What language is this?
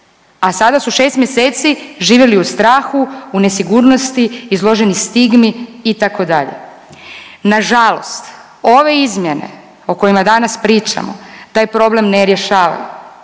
Croatian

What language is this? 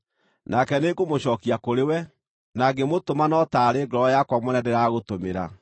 Kikuyu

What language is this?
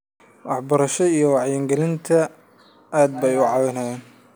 Somali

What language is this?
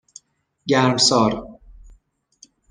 Persian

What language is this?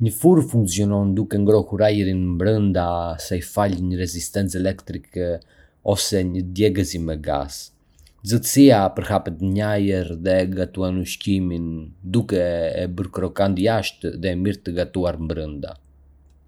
Arbëreshë Albanian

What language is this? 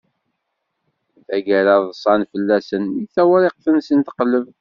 Kabyle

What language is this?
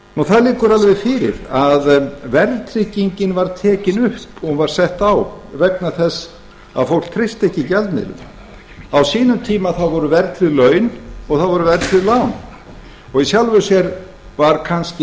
Icelandic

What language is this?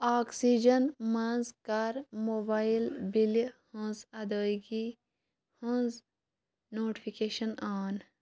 Kashmiri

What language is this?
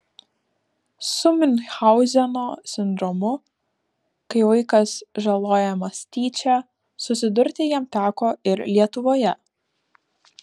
Lithuanian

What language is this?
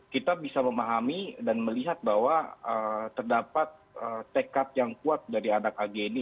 Indonesian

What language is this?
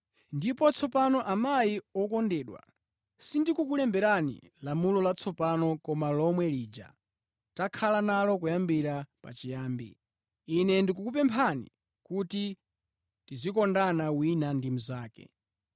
Nyanja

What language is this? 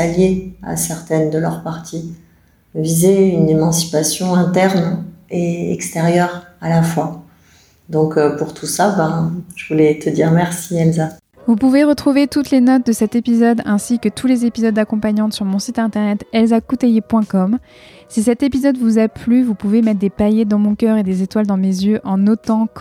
French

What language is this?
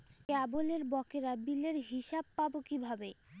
Bangla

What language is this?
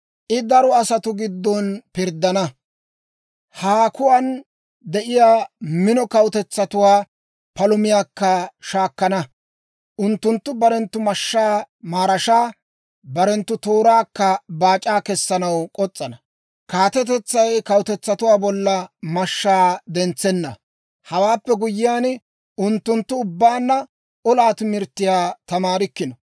Dawro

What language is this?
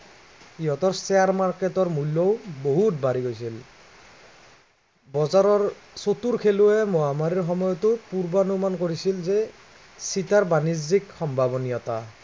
Assamese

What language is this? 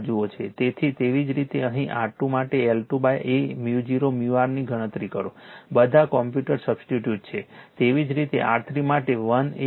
Gujarati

